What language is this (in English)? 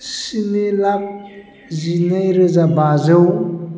Bodo